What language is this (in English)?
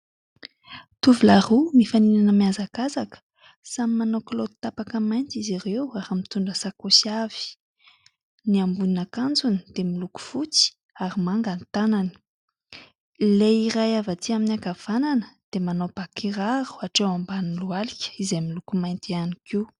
Malagasy